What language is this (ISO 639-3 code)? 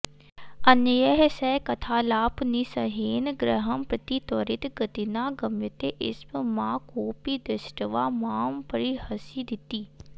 san